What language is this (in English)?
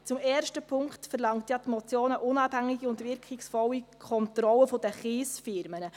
Swiss German